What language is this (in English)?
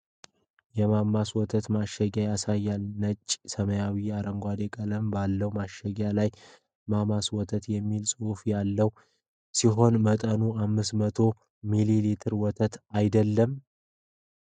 Amharic